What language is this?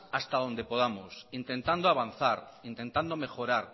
Spanish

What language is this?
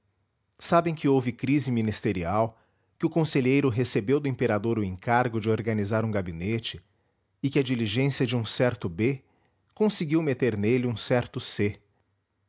Portuguese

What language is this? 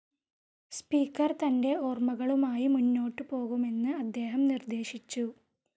Malayalam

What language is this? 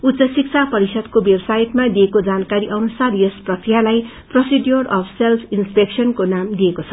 Nepali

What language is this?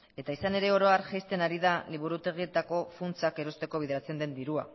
Basque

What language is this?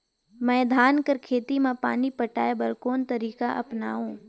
Chhattisgarhi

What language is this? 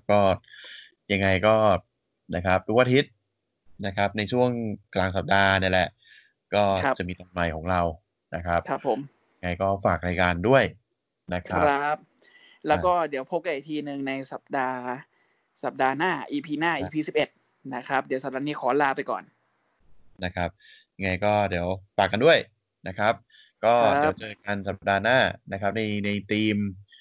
Thai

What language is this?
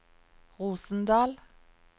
Norwegian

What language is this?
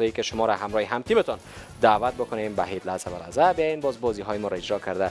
Persian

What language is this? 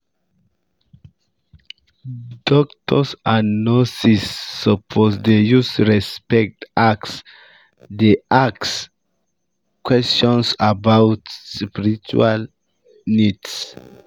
Nigerian Pidgin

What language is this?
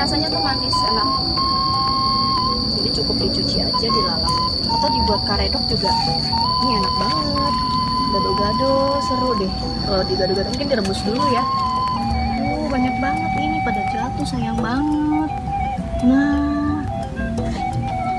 Indonesian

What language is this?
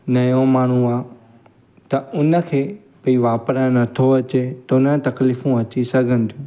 Sindhi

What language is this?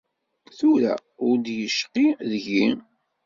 Kabyle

